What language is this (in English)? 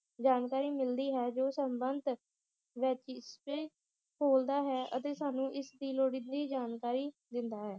Punjabi